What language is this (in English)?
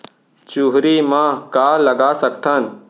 Chhattisgarhi